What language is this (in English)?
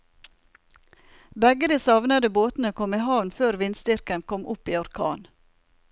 Norwegian